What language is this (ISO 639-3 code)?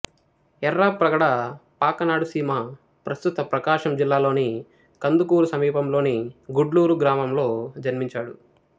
tel